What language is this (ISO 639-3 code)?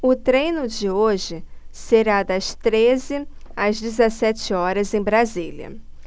por